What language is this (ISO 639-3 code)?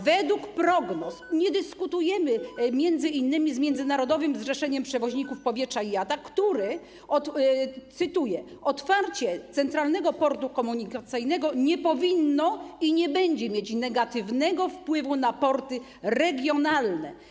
pol